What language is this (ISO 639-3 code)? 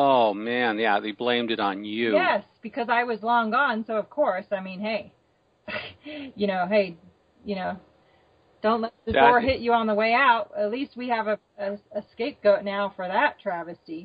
eng